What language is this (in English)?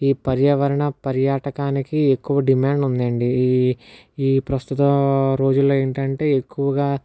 Telugu